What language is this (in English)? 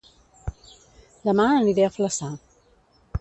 Catalan